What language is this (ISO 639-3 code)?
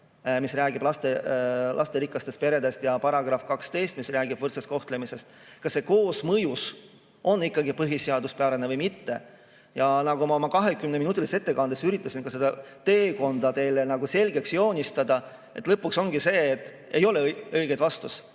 est